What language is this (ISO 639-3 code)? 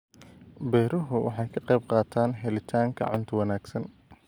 som